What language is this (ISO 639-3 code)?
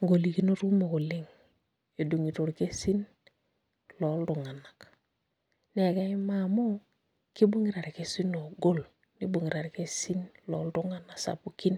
mas